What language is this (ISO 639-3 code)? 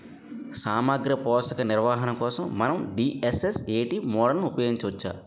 tel